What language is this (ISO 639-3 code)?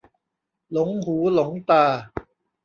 tha